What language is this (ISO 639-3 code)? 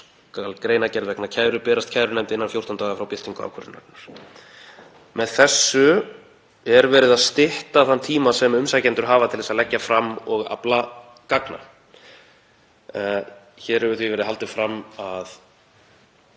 isl